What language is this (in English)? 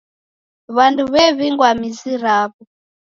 Taita